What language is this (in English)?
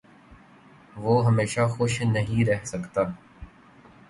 Urdu